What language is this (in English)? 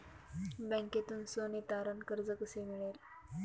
Marathi